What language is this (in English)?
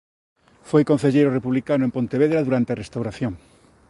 Galician